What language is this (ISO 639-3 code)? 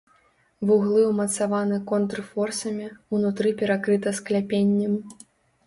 bel